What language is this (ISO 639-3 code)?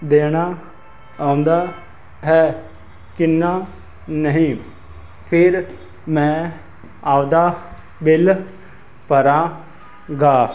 pan